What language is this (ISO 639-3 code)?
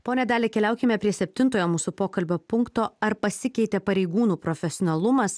lit